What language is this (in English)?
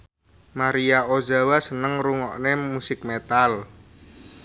Javanese